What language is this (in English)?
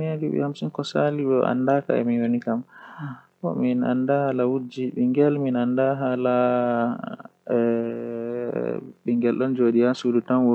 Western Niger Fulfulde